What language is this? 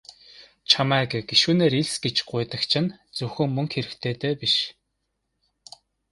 Mongolian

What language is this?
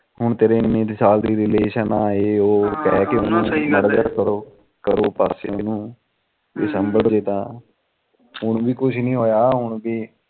Punjabi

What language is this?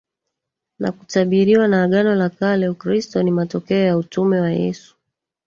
Swahili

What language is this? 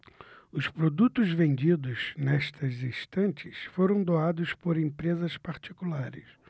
Portuguese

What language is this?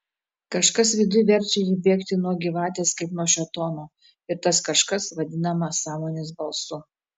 Lithuanian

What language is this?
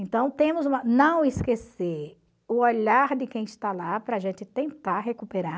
Portuguese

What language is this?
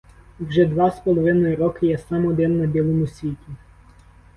Ukrainian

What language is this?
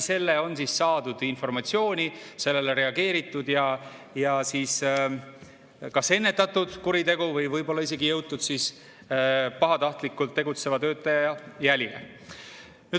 Estonian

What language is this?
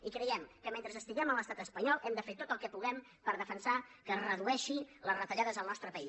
Catalan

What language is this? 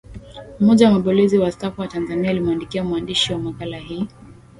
Swahili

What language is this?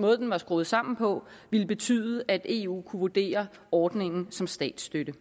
Danish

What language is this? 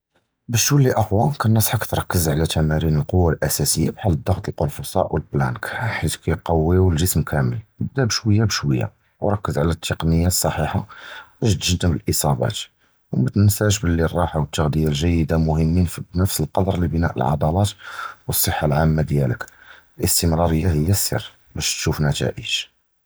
Judeo-Arabic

